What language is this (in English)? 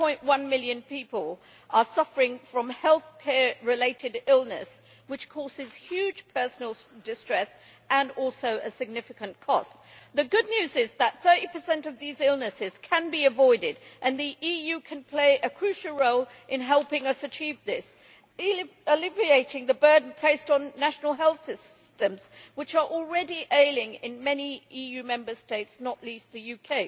English